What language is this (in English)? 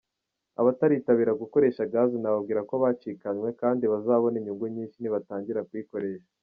Kinyarwanda